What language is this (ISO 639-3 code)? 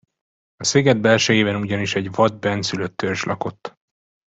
hun